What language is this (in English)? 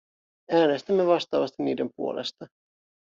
Finnish